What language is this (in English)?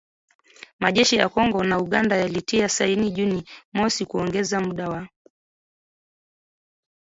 Swahili